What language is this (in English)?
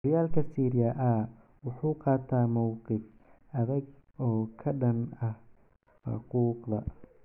Somali